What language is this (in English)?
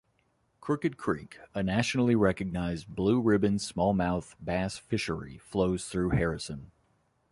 English